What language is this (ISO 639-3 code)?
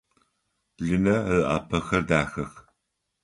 ady